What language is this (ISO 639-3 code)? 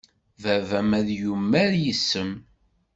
kab